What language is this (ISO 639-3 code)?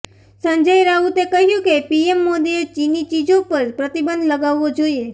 guj